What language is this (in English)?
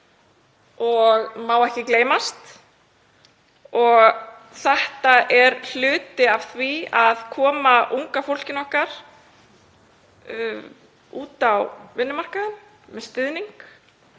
Icelandic